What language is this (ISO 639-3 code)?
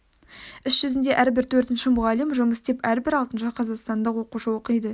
kaz